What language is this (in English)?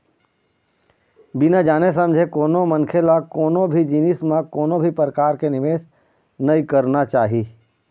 Chhattisgarhi